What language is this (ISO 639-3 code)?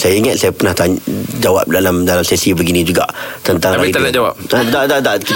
msa